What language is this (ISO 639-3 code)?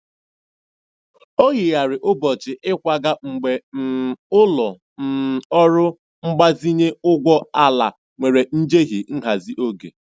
ibo